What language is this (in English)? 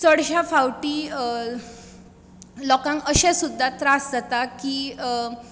Konkani